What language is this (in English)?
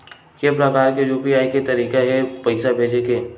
Chhattisgarhi